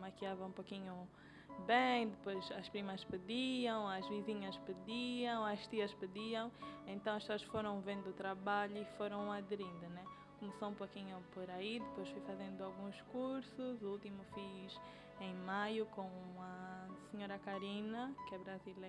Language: Portuguese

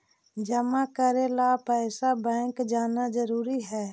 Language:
Magahi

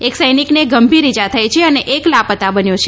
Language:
Gujarati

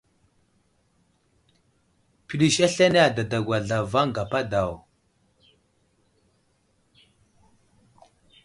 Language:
Wuzlam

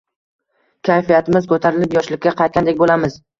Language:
Uzbek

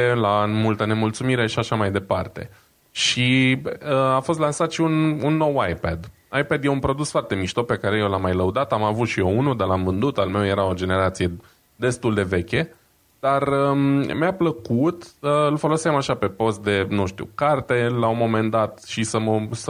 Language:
Romanian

